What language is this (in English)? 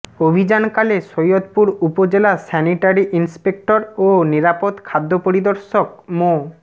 Bangla